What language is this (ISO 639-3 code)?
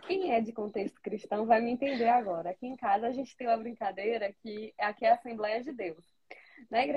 por